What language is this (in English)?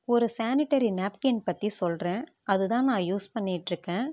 Tamil